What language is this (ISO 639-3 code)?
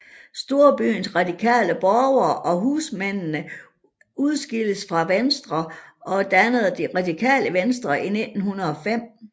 dan